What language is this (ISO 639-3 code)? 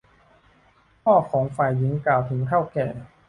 tha